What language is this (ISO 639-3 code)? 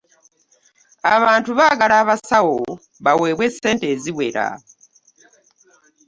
lug